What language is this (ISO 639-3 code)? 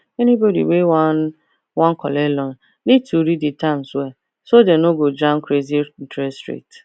pcm